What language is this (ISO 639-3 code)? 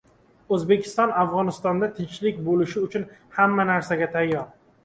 uzb